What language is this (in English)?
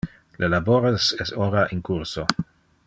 Interlingua